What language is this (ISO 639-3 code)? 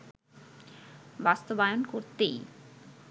ben